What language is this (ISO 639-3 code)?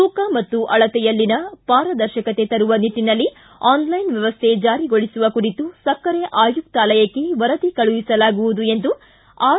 kan